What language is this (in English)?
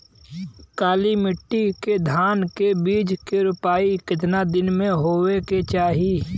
Bhojpuri